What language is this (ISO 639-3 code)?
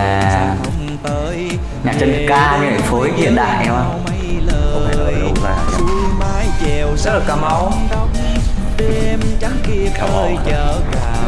vie